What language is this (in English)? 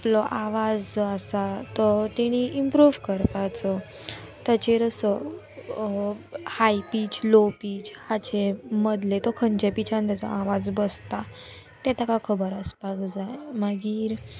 Konkani